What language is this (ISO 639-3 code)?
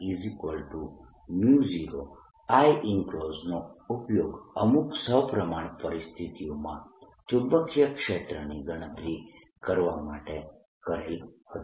guj